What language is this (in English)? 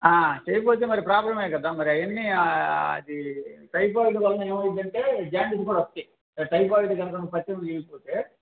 Telugu